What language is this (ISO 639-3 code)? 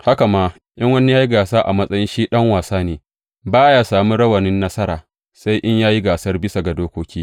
hau